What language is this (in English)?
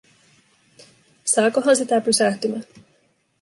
Finnish